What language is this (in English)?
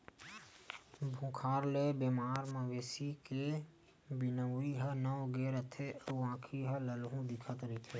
Chhattisgarhi